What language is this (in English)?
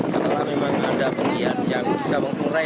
Indonesian